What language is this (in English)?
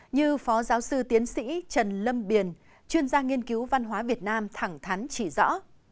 Vietnamese